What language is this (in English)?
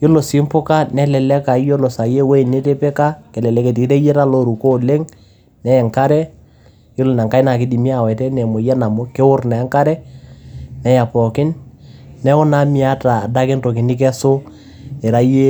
Masai